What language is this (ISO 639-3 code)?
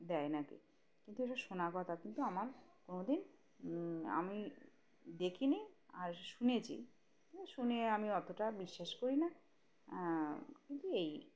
ben